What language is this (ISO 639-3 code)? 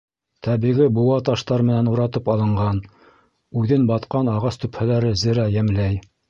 bak